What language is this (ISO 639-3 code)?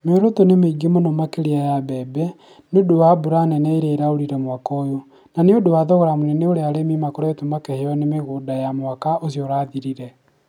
kik